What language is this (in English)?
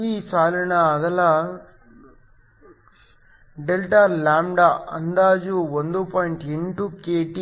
Kannada